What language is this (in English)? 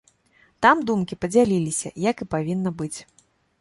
Belarusian